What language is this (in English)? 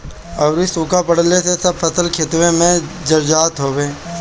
Bhojpuri